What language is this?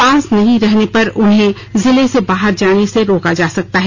Hindi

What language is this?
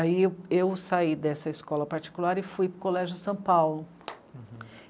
Portuguese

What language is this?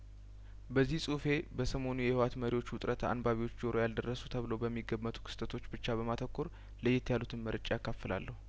Amharic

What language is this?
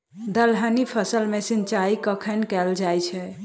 Maithili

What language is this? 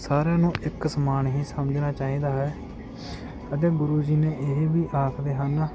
Punjabi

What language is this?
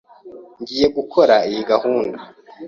Kinyarwanda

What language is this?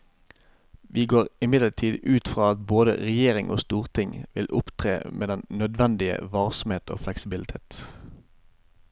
Norwegian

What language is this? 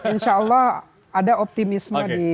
Indonesian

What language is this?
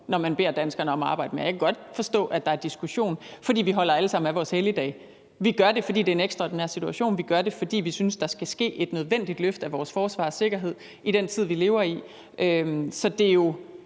Danish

